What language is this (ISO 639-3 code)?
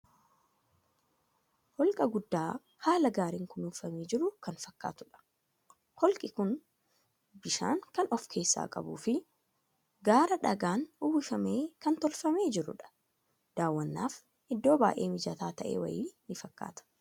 orm